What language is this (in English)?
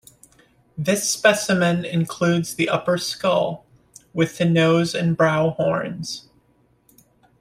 English